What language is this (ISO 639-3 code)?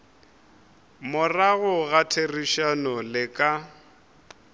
nso